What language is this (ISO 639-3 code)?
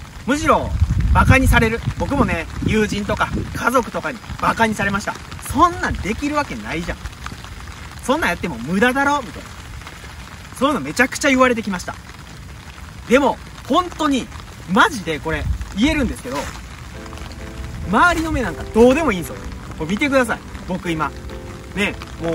jpn